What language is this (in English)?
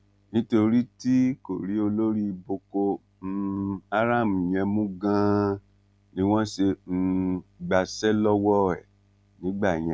Yoruba